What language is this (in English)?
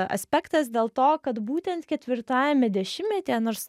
Lithuanian